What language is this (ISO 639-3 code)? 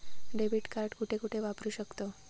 mar